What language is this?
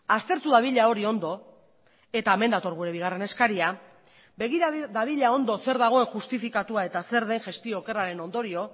Basque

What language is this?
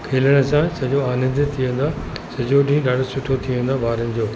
Sindhi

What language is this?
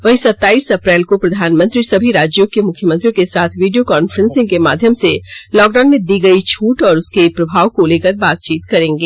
Hindi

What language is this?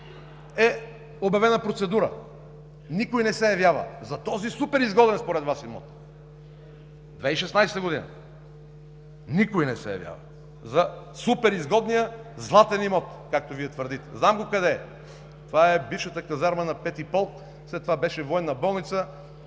Bulgarian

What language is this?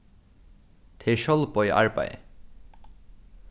Faroese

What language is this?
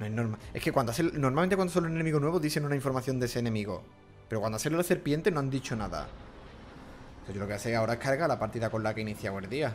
Spanish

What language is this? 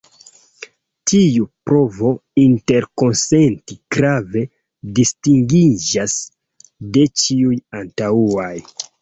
Esperanto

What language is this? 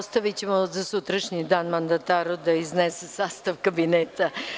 Serbian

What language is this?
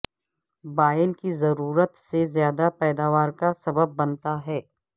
Urdu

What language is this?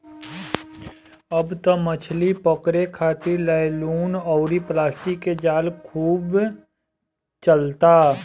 Bhojpuri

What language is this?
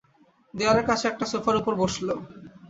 Bangla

